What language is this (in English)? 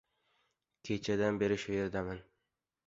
Uzbek